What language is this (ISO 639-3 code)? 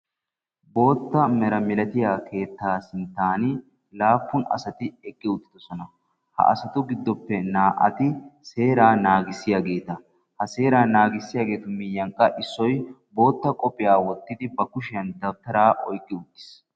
wal